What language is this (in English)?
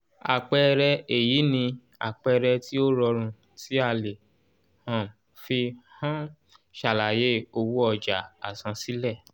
Yoruba